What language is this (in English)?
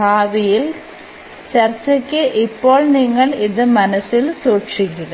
Malayalam